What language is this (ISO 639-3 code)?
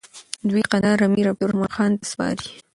pus